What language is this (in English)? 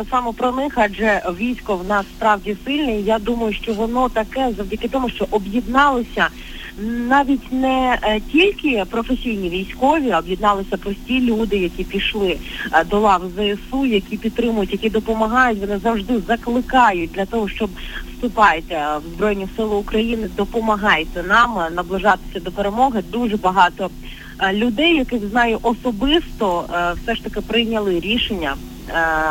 Ukrainian